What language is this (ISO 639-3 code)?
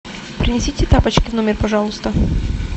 rus